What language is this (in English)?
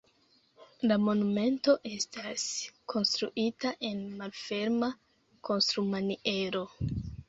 Esperanto